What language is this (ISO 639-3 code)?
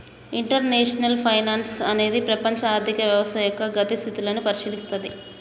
tel